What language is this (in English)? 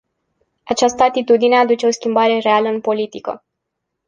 Romanian